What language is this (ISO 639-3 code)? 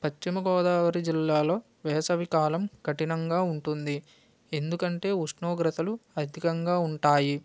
tel